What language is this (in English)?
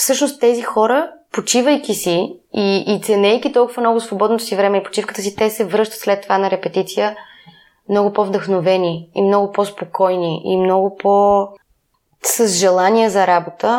Bulgarian